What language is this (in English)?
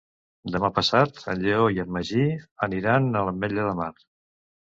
Catalan